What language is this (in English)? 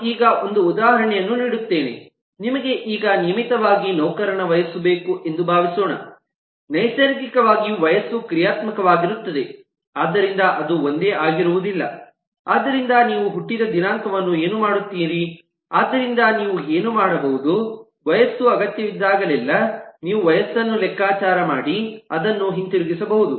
Kannada